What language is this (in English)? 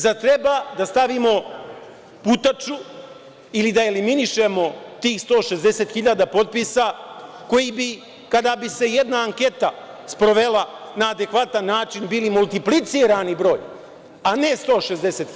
Serbian